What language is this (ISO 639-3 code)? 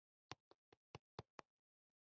pus